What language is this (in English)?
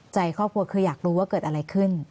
Thai